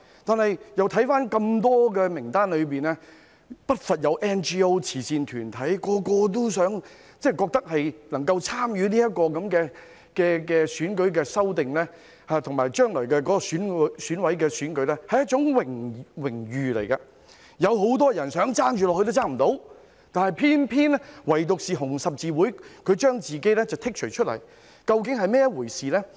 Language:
Cantonese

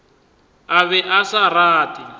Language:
Northern Sotho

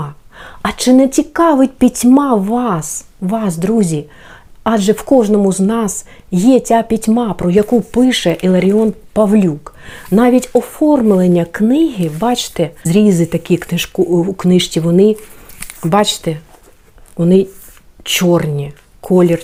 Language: Ukrainian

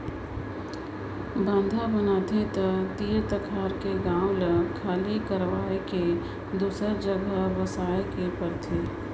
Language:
Chhattisgarhi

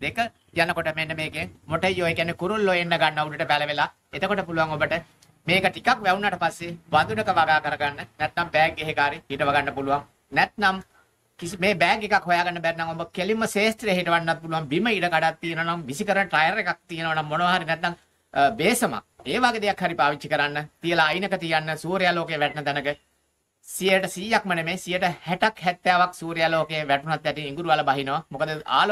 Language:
Thai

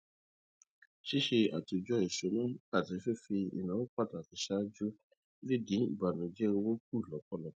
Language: Yoruba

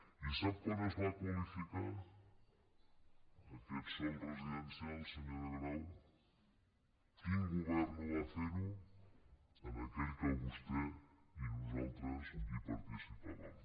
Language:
Catalan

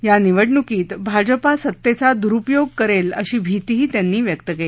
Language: Marathi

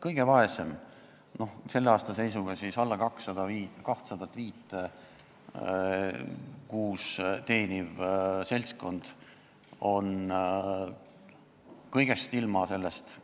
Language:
Estonian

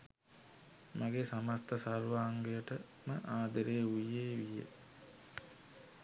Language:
Sinhala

